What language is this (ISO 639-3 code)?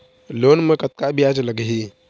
hne